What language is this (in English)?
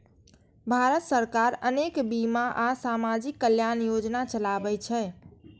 Maithili